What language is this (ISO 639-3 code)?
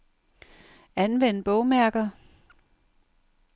dan